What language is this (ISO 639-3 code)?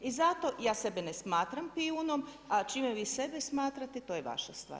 hrv